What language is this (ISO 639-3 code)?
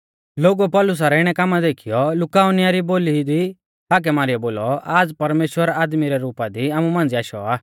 bfz